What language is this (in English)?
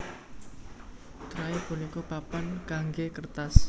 Javanese